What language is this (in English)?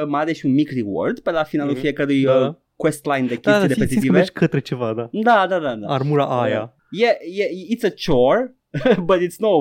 Romanian